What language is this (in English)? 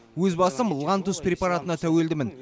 Kazakh